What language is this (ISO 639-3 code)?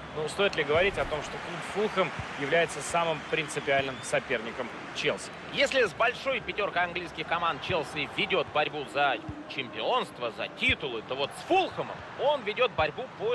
rus